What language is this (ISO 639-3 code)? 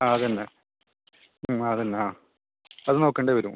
mal